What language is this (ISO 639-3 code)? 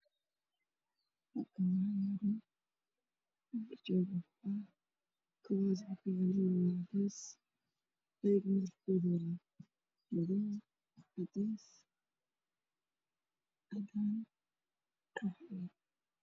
som